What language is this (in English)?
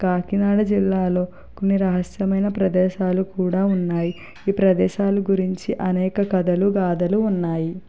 Telugu